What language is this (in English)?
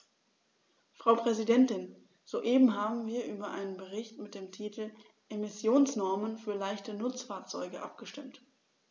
German